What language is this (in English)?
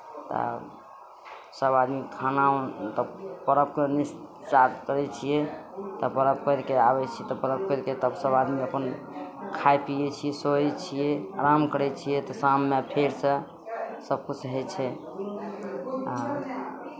Maithili